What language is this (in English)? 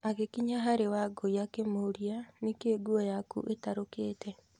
Kikuyu